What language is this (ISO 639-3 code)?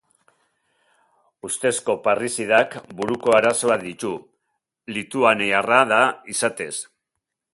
eus